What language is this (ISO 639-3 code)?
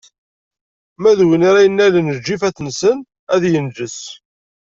kab